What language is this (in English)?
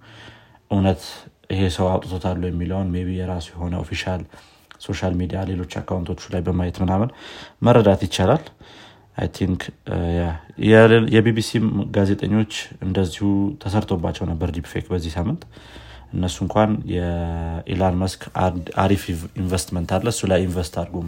Amharic